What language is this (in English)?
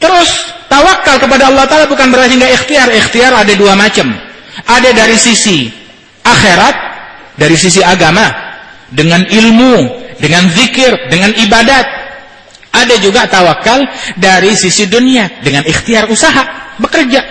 Indonesian